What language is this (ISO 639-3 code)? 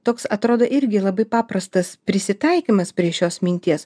lit